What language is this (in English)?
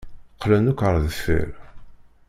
Kabyle